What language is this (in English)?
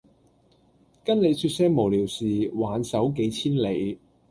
Cantonese